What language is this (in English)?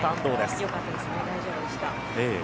Japanese